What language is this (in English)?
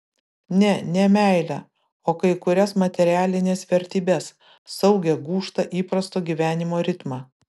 Lithuanian